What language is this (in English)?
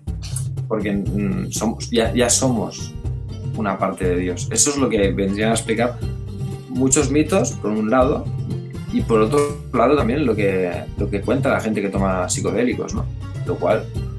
Spanish